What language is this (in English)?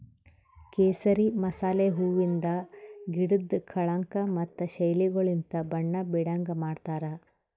Kannada